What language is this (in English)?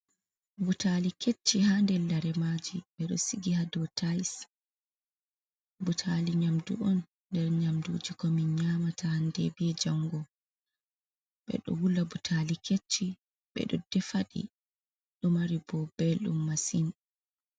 Fula